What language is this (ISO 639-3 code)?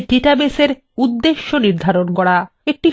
ben